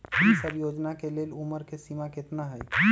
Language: Magahi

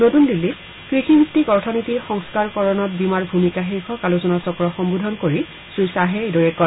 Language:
Assamese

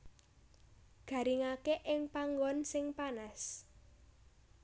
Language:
Javanese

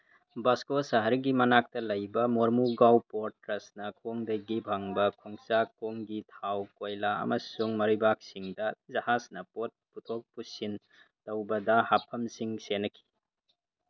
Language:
Manipuri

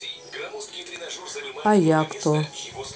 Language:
Russian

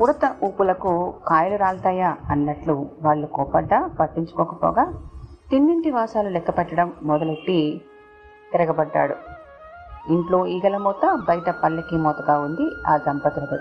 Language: Telugu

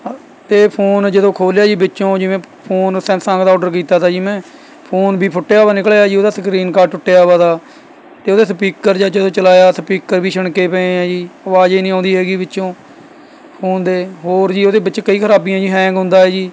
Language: Punjabi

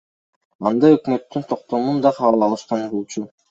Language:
Kyrgyz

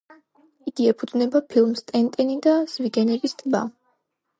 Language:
Georgian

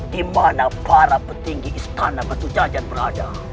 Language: Indonesian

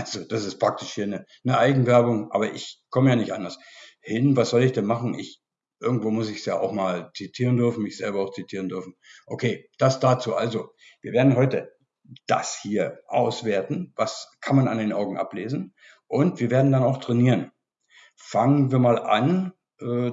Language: German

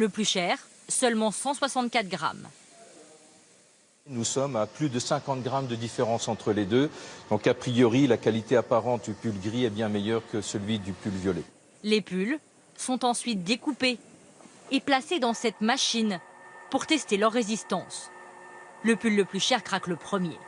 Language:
French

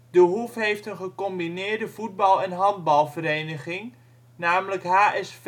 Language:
Dutch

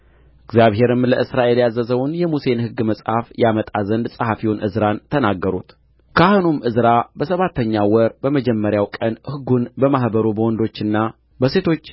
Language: Amharic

